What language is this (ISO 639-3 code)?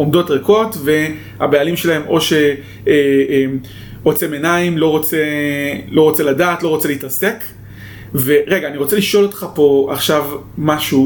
heb